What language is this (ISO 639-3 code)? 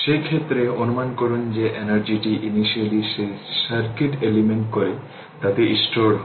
ben